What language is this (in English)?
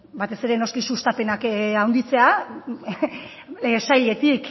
Basque